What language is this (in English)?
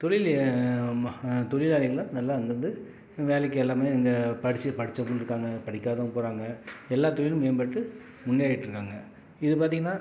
Tamil